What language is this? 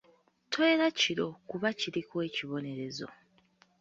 Ganda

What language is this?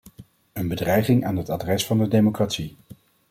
Dutch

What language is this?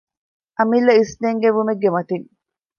Divehi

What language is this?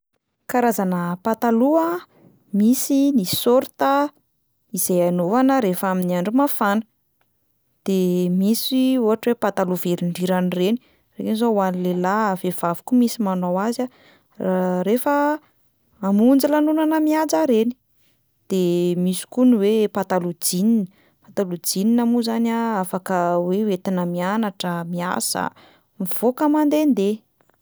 Malagasy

